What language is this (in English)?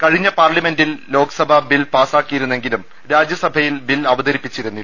Malayalam